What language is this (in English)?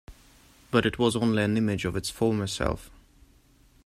English